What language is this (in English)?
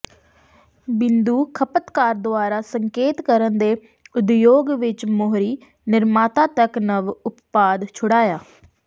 Punjabi